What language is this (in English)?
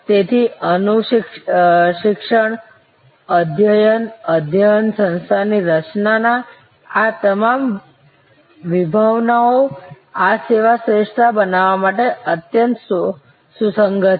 Gujarati